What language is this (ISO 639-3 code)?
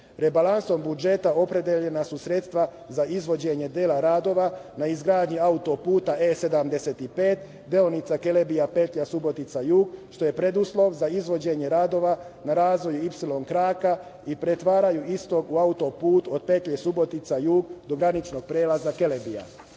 srp